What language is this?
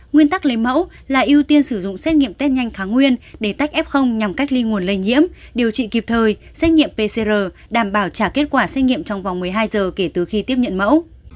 Vietnamese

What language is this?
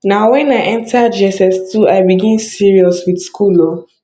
Nigerian Pidgin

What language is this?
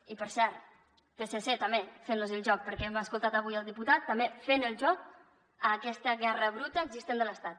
Catalan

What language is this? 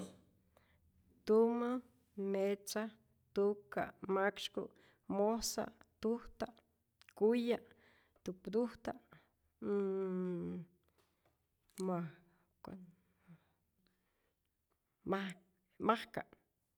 Rayón Zoque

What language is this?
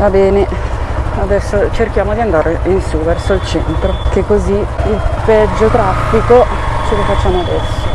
Italian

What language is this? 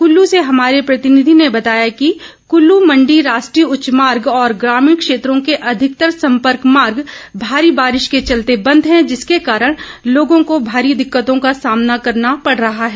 Hindi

